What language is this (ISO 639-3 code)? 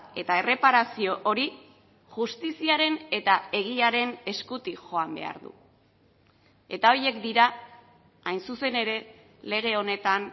eus